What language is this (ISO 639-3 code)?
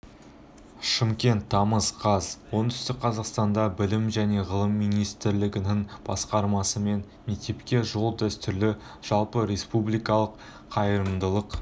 kaz